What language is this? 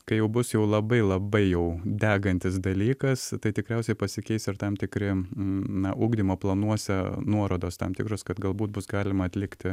Lithuanian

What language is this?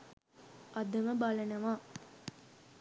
Sinhala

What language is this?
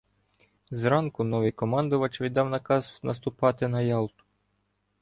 Ukrainian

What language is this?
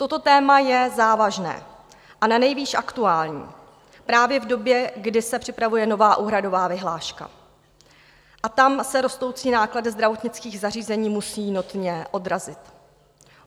Czech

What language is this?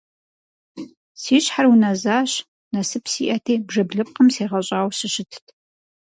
Kabardian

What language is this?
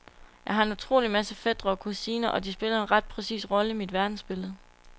Danish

